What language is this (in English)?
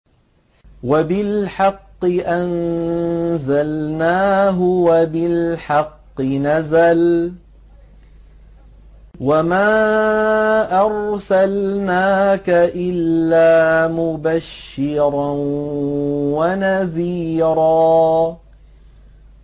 Arabic